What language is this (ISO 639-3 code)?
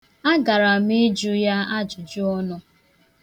ibo